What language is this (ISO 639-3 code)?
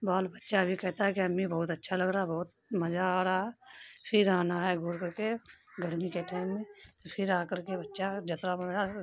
urd